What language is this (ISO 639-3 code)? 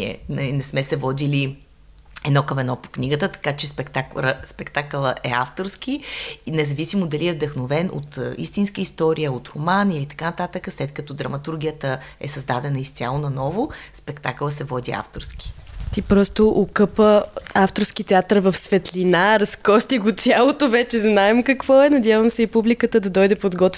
bul